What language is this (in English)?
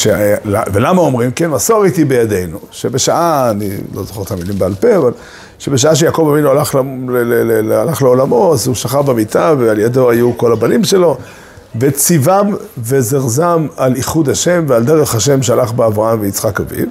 Hebrew